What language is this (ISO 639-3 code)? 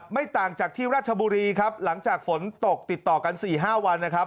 tha